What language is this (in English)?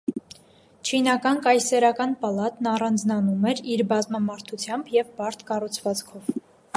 Armenian